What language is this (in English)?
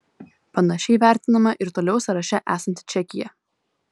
Lithuanian